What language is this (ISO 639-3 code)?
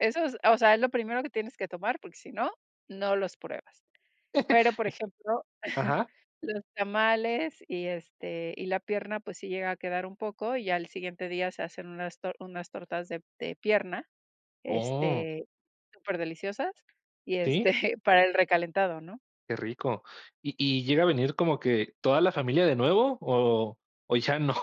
spa